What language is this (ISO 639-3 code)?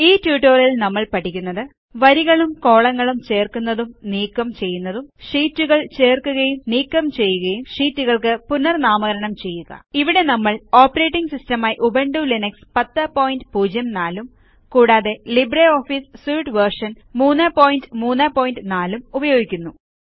mal